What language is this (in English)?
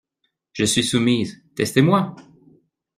French